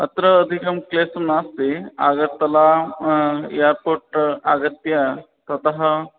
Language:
Sanskrit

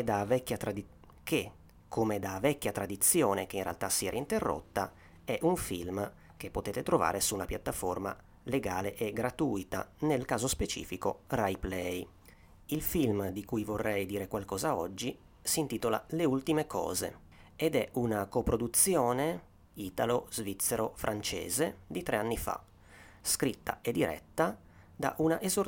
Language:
Italian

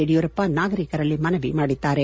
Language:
Kannada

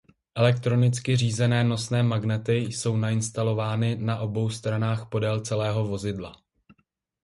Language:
Czech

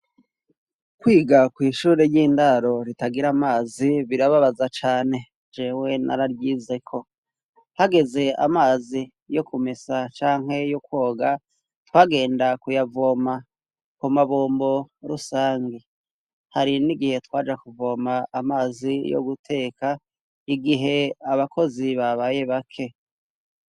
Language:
Rundi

